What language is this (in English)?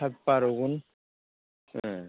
Bodo